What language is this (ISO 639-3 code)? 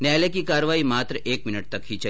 hin